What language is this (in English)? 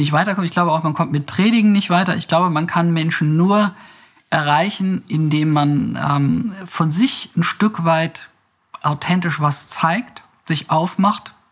German